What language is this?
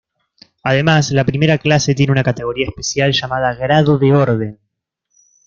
Spanish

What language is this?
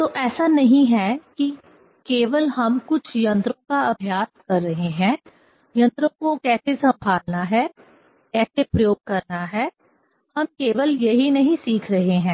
Hindi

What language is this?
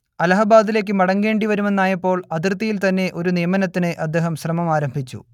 Malayalam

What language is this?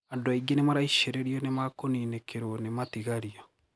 Kikuyu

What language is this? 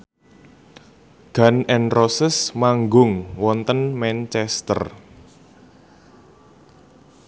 Javanese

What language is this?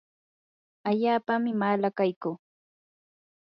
Yanahuanca Pasco Quechua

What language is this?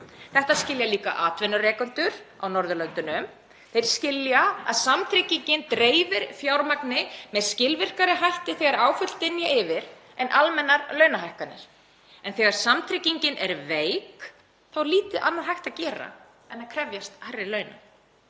Icelandic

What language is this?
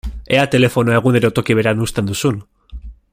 Basque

